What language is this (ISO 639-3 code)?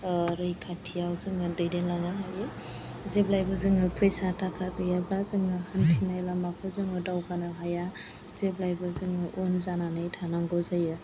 brx